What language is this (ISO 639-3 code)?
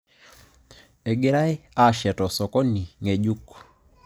mas